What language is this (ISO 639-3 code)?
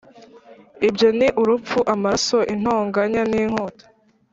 kin